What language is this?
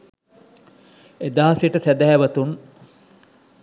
Sinhala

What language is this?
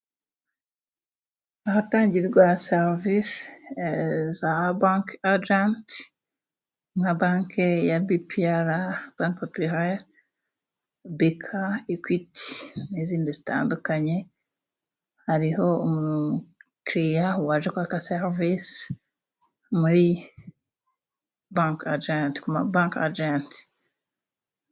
Kinyarwanda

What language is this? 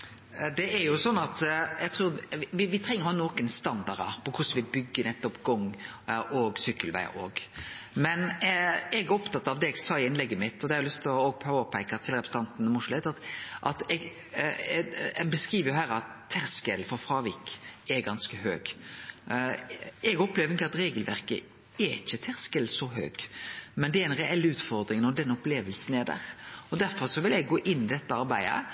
Norwegian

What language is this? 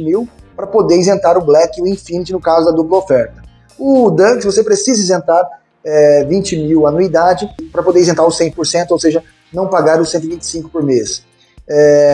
Portuguese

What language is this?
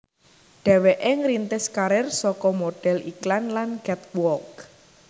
Javanese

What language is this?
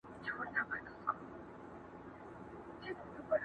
Pashto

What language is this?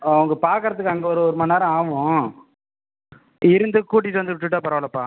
Tamil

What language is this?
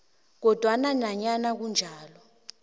South Ndebele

